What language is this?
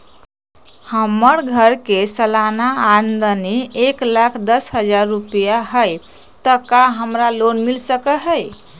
Magahi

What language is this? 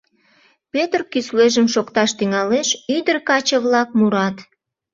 Mari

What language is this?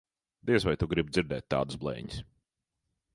Latvian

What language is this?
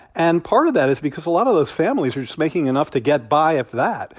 English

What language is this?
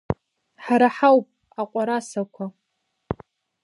Abkhazian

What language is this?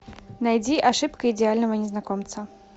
Russian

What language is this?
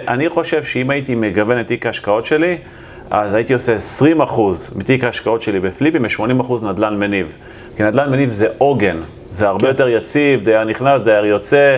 Hebrew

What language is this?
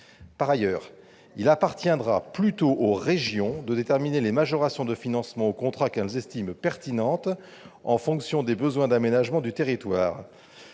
French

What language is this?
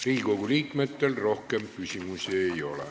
Estonian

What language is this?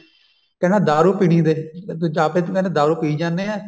Punjabi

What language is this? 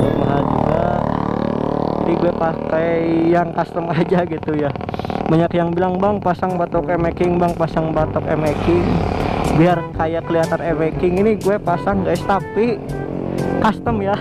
Indonesian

